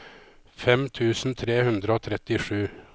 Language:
Norwegian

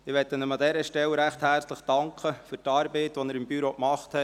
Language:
Swiss German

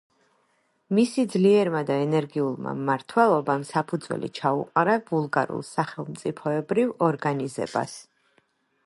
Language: Georgian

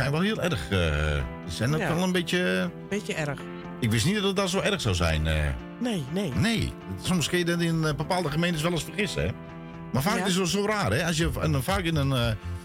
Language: Dutch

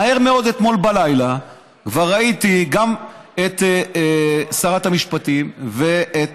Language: Hebrew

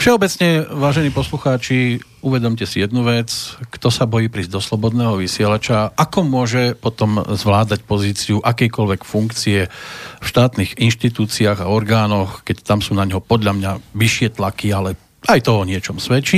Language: Slovak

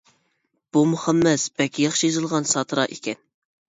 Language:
Uyghur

